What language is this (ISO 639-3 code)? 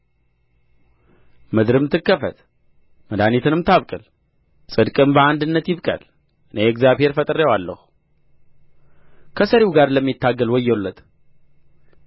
amh